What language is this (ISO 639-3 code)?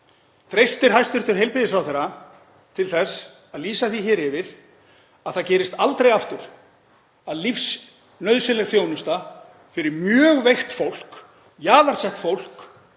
isl